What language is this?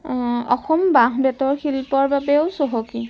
Assamese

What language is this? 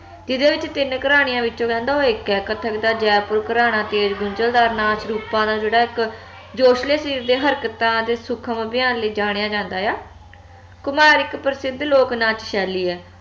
Punjabi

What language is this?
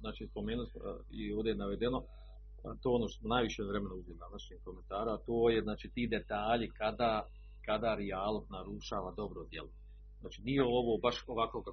Croatian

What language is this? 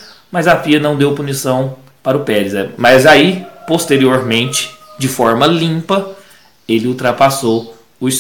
Portuguese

